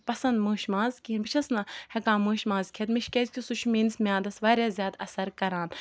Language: Kashmiri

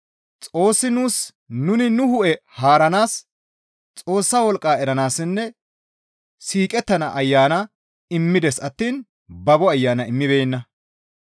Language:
Gamo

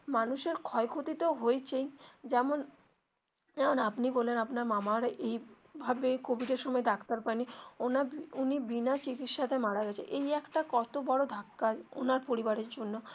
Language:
Bangla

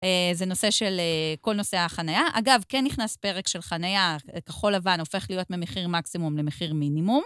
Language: Hebrew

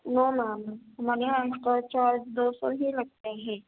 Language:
Urdu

